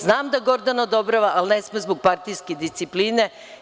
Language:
Serbian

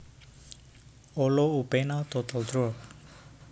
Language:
Javanese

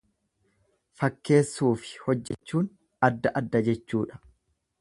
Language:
Oromo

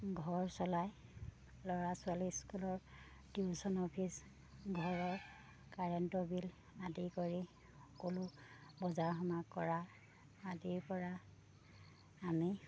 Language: Assamese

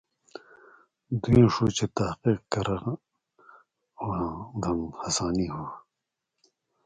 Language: Indus Kohistani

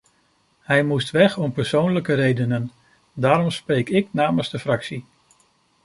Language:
Dutch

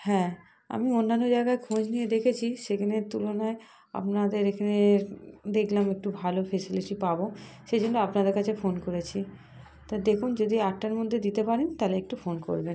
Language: Bangla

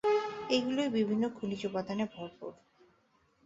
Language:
Bangla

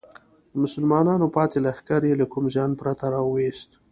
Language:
Pashto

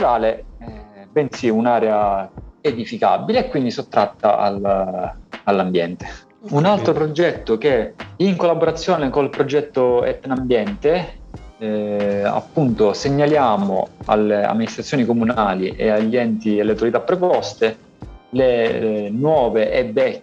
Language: Italian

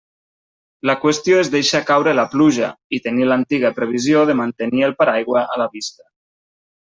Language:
Catalan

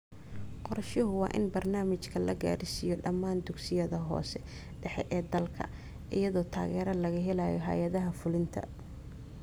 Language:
Somali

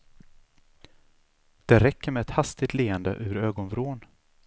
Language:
Swedish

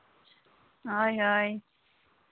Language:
Santali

